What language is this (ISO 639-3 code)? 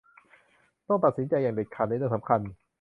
tha